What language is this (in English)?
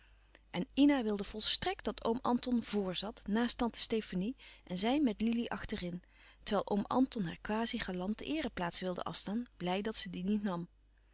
Dutch